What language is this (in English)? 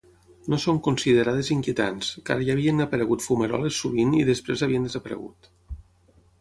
Catalan